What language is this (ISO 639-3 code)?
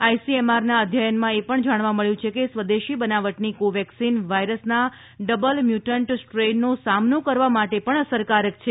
guj